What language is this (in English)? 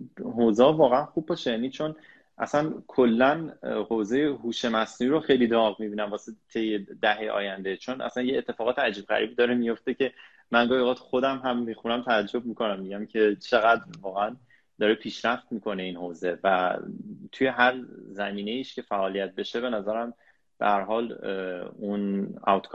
Persian